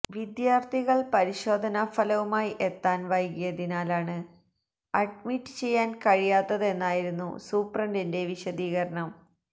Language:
Malayalam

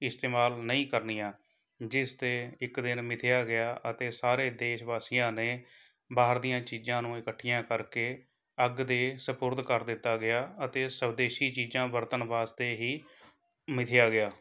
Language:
Punjabi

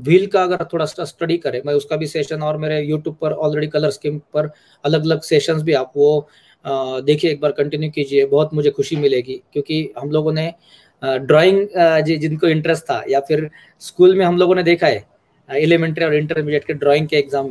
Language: Hindi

